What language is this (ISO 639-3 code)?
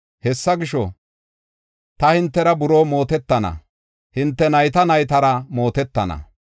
gof